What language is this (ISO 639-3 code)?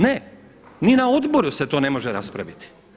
hrv